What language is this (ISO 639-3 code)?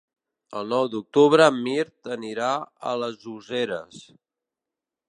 cat